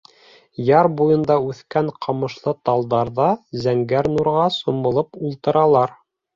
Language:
Bashkir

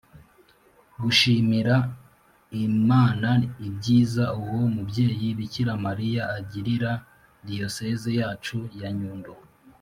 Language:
Kinyarwanda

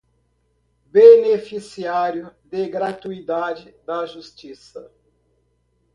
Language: Portuguese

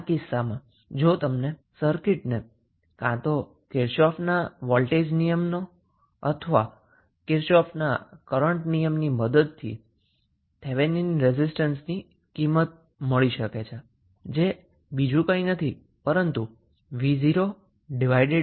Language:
Gujarati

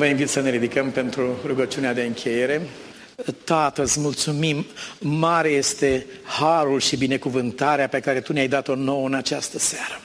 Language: Romanian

